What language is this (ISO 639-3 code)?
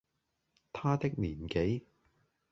yue